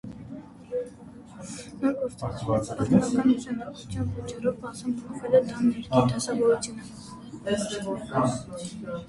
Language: Armenian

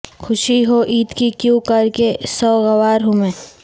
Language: Urdu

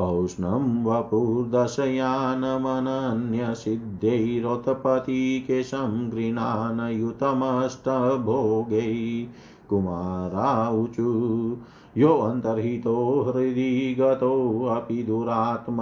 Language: Hindi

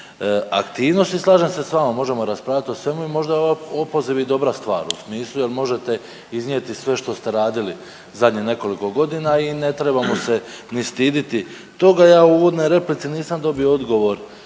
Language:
Croatian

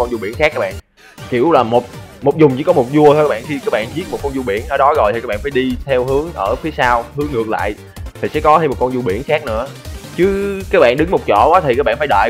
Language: Vietnamese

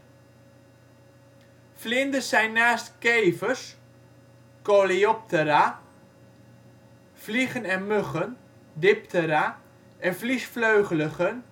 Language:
Dutch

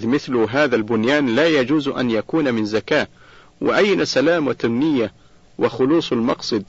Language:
Arabic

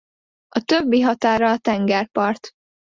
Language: Hungarian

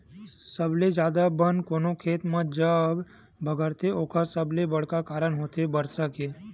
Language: Chhattisgarhi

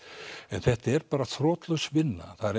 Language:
Icelandic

